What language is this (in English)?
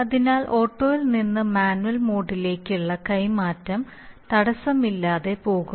Malayalam